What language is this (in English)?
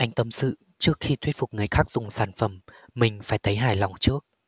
Vietnamese